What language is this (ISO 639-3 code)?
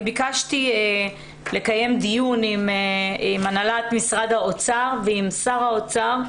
heb